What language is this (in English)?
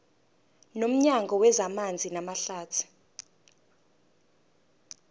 Zulu